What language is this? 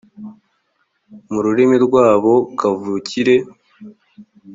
Kinyarwanda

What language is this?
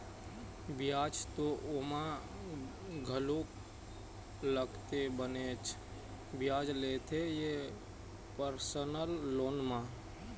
Chhattisgarhi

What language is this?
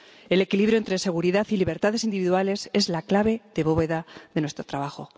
Spanish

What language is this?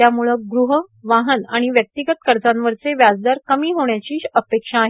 Marathi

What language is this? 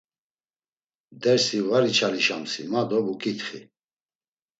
Laz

